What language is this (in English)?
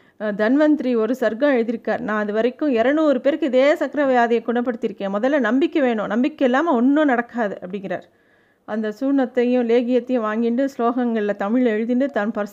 Tamil